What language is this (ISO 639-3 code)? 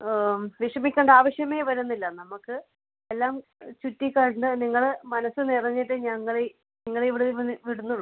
mal